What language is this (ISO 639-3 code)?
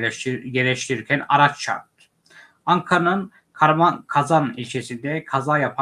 tur